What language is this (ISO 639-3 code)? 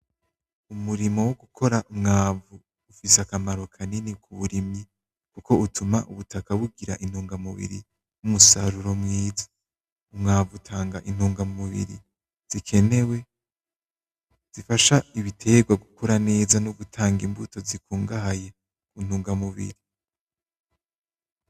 run